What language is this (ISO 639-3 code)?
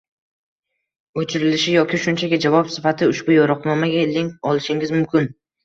uzb